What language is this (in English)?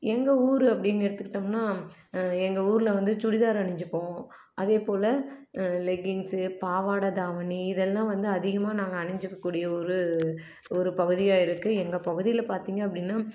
Tamil